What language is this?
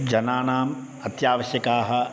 Sanskrit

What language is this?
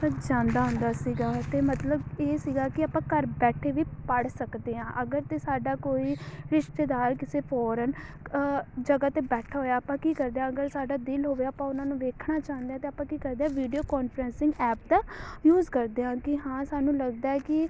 Punjabi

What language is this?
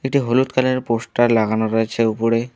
Bangla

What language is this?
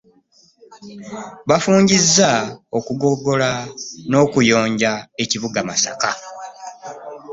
Ganda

